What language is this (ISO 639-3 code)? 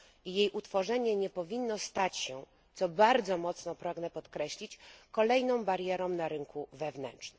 pol